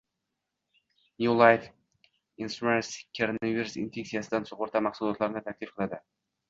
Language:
Uzbek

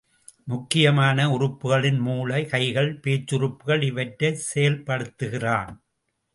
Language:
Tamil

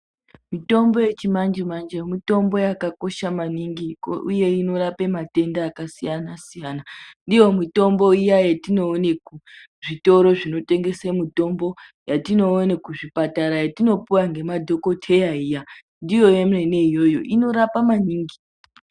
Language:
Ndau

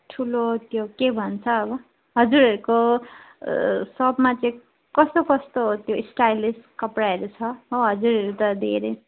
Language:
Nepali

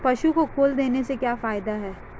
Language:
Hindi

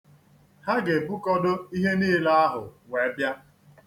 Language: Igbo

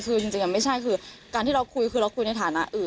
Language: Thai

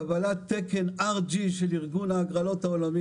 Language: Hebrew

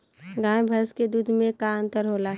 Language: Bhojpuri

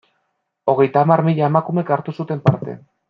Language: Basque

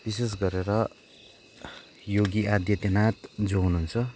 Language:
Nepali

